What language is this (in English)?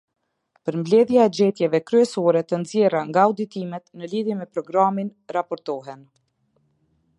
Albanian